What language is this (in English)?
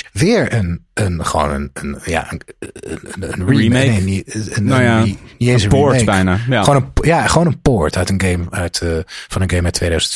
Dutch